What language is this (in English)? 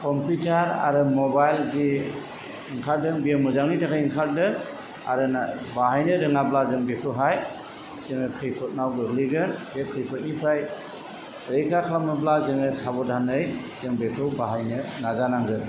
Bodo